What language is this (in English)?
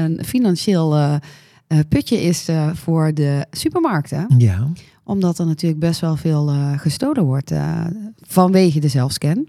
Dutch